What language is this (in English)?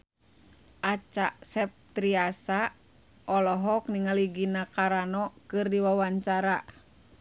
Sundanese